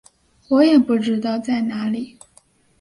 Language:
Chinese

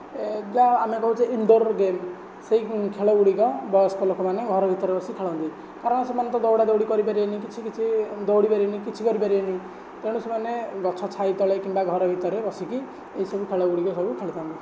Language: Odia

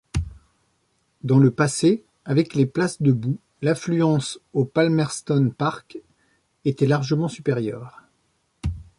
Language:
French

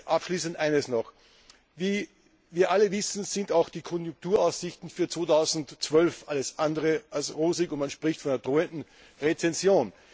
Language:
German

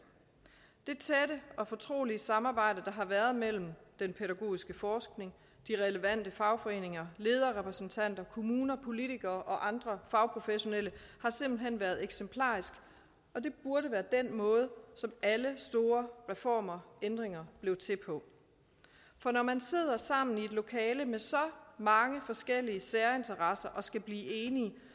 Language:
Danish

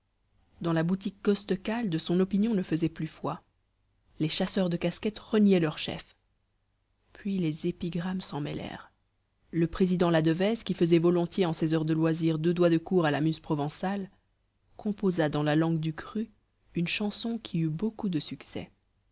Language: French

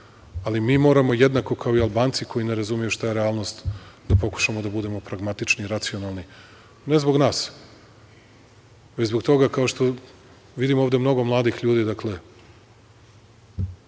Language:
Serbian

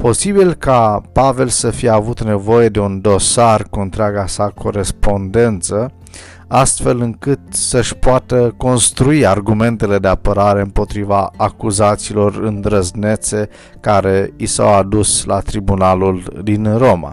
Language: Romanian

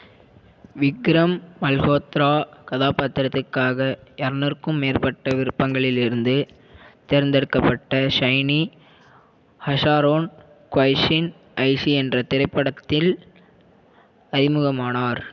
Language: Tamil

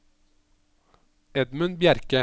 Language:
Norwegian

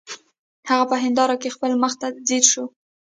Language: Pashto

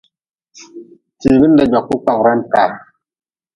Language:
Nawdm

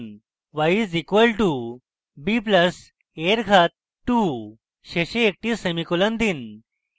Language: Bangla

